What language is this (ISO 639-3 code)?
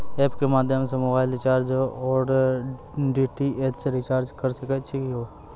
mai